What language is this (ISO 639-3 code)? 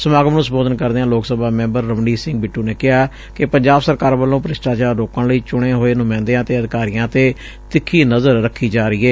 pan